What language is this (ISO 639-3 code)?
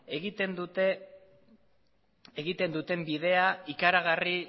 eus